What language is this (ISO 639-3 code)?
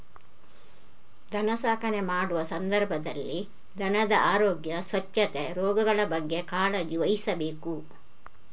kan